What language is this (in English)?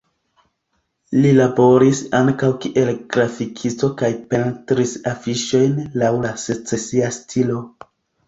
Esperanto